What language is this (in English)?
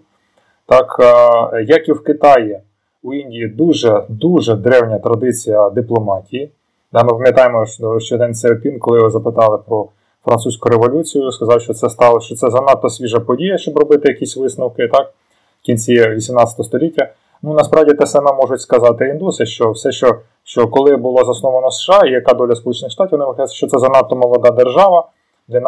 Ukrainian